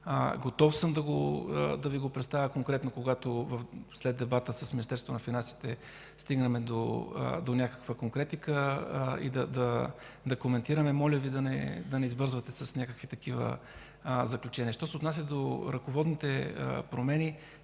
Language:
Bulgarian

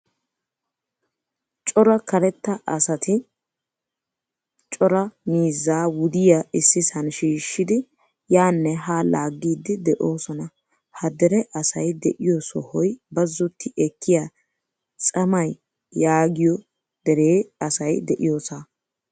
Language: Wolaytta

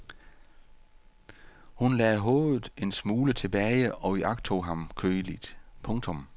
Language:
Danish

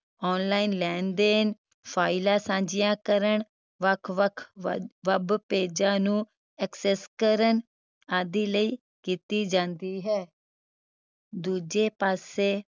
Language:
Punjabi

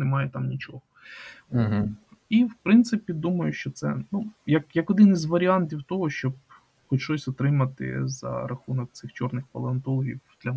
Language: Ukrainian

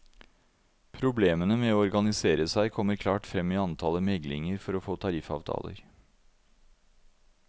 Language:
Norwegian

